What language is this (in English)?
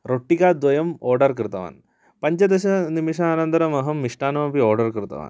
Sanskrit